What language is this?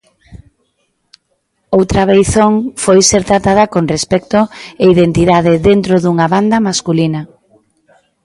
Galician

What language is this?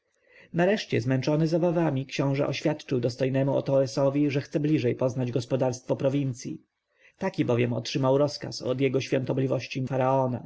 Polish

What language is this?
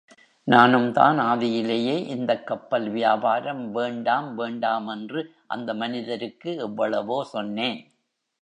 Tamil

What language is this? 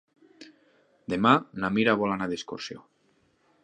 Catalan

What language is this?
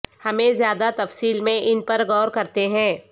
Urdu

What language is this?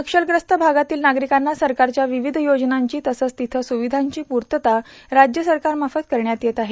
Marathi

